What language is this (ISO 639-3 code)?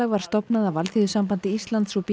isl